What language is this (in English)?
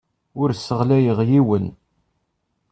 Kabyle